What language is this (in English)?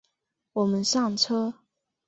Chinese